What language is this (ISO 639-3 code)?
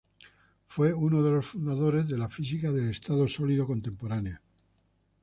spa